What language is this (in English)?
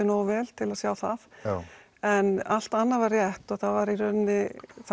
Icelandic